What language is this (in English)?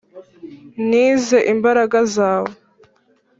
Kinyarwanda